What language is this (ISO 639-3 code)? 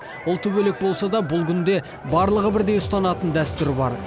kaz